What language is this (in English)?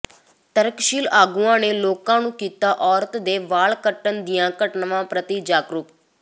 Punjabi